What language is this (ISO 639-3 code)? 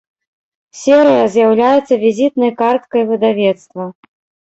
bel